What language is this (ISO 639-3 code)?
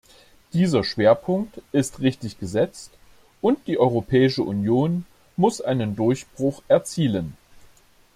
deu